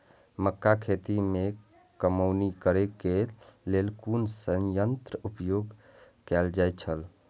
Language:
Maithili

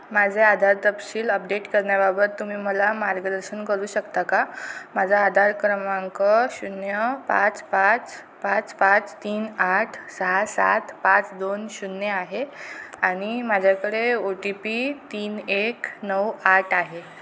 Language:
Marathi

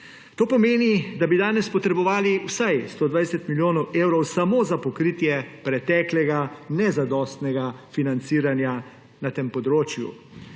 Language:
Slovenian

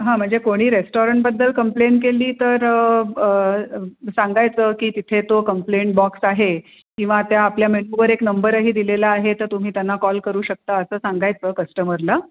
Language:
Marathi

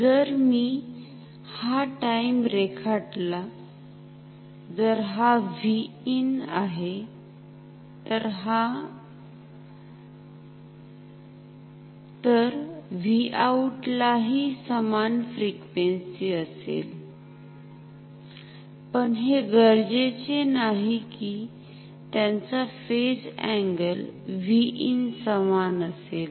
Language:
Marathi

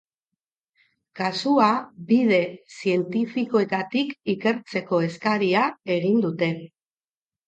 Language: Basque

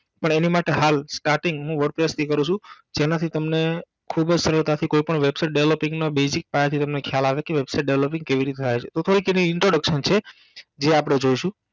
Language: Gujarati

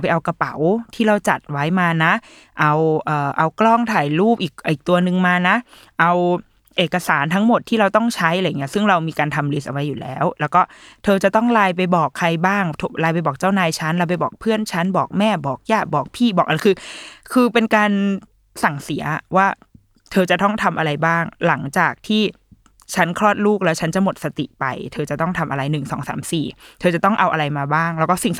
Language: Thai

